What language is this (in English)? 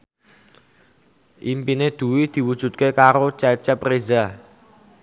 Javanese